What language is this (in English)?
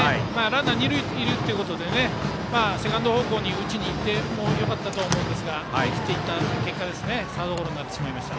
Japanese